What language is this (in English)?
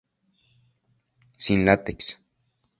Spanish